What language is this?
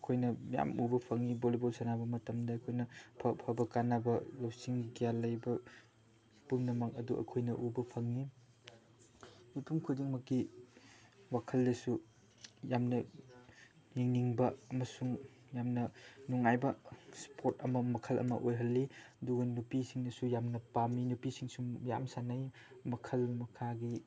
Manipuri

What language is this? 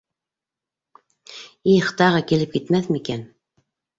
Bashkir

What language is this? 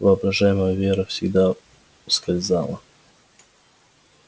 Russian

